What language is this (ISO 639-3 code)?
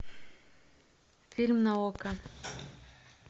rus